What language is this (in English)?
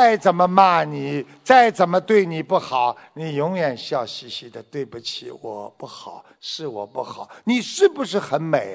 Chinese